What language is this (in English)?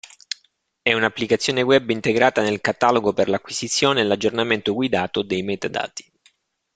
Italian